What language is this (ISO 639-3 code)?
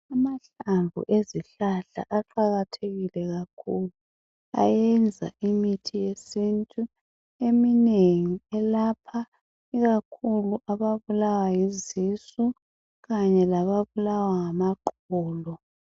nde